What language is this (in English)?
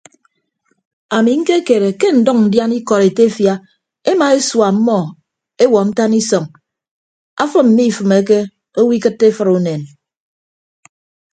Ibibio